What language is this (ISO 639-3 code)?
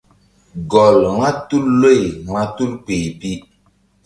mdd